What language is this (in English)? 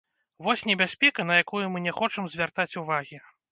Belarusian